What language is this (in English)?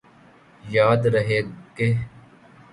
Urdu